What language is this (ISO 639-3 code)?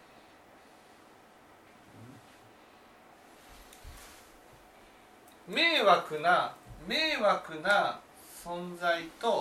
jpn